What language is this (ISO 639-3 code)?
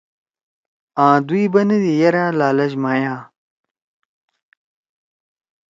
trw